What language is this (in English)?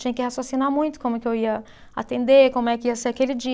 Portuguese